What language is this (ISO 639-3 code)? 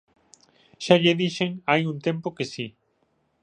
glg